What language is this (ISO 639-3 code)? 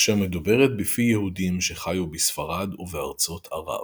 heb